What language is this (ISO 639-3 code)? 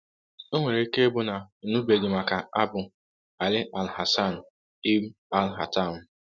ibo